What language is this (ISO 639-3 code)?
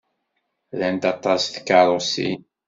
kab